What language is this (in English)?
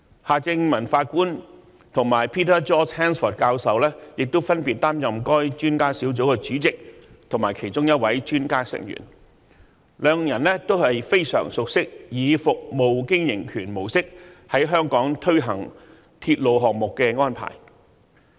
Cantonese